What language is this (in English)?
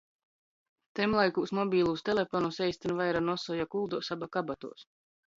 Latgalian